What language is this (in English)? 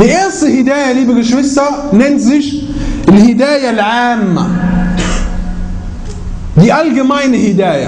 German